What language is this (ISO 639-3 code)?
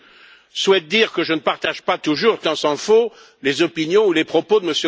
fra